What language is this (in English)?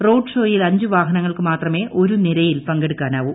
Malayalam